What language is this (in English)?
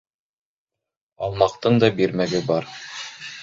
Bashkir